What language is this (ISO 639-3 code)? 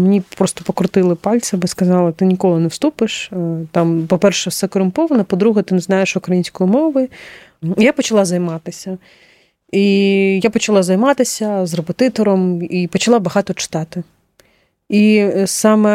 ukr